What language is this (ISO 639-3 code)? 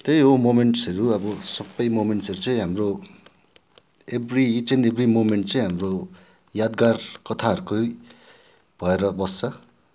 nep